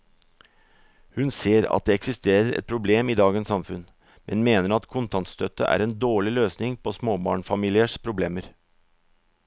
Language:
Norwegian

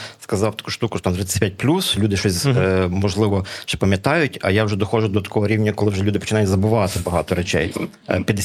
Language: Ukrainian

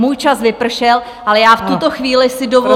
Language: Czech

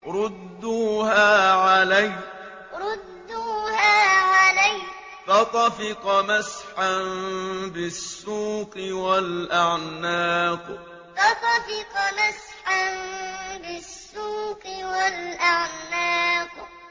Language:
Arabic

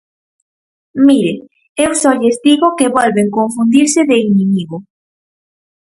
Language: Galician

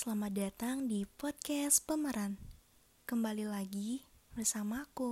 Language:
Indonesian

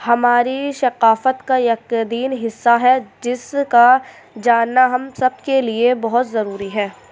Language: Urdu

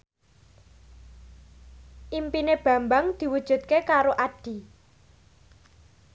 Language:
Javanese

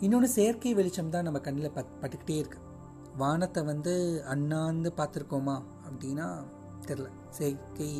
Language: Tamil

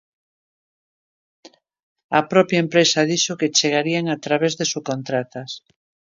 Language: Galician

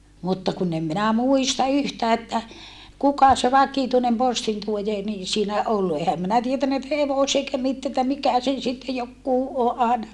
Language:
Finnish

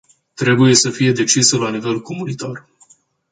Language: Romanian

